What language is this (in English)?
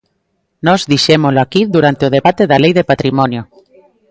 Galician